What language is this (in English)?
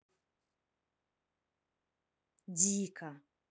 Russian